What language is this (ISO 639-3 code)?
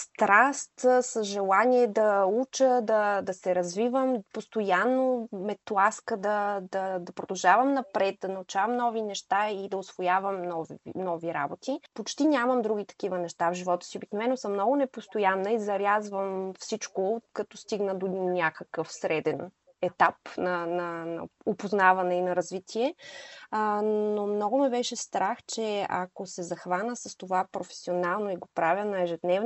bul